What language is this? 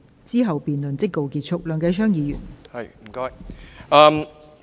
Cantonese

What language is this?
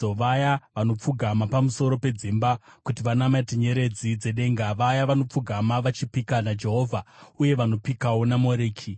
Shona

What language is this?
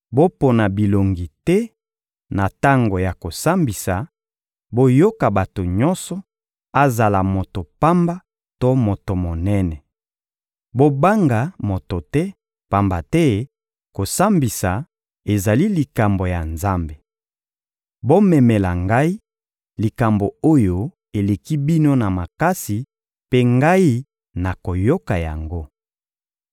Lingala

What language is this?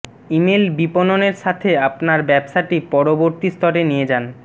Bangla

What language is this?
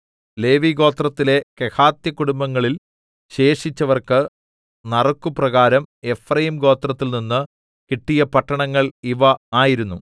Malayalam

